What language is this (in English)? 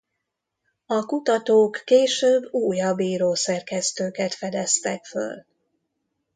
Hungarian